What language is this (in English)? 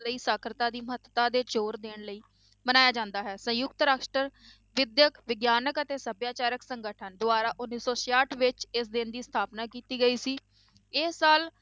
Punjabi